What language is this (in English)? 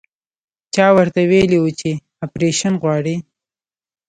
Pashto